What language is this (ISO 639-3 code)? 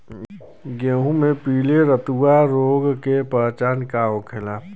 bho